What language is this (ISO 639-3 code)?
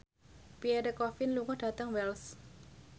jav